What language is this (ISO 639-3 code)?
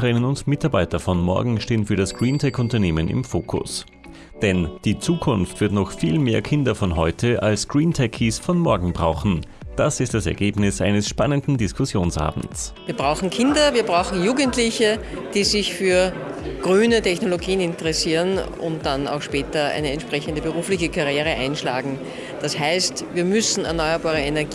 deu